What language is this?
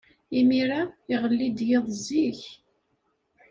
Kabyle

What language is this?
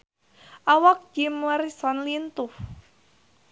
Sundanese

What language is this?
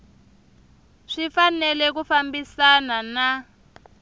Tsonga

